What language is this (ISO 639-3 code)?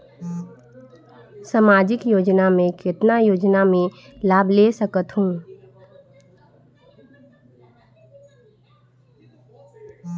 hne